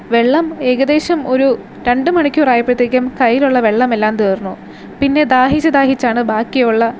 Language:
Malayalam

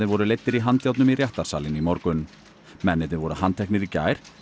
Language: Icelandic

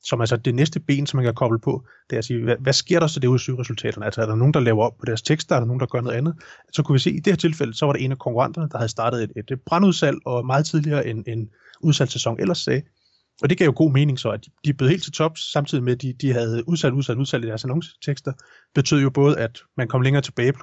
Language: Danish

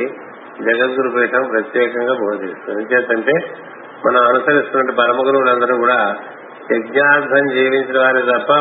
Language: Telugu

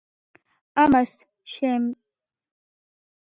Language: Georgian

